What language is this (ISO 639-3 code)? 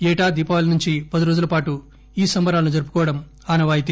tel